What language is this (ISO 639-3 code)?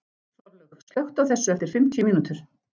isl